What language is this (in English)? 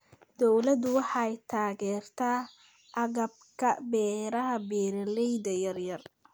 Somali